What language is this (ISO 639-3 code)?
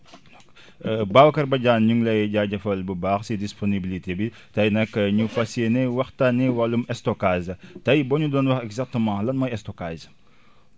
wol